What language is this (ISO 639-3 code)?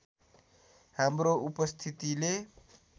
nep